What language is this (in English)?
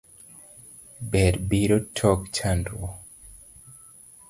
Luo (Kenya and Tanzania)